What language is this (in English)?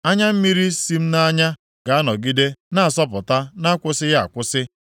Igbo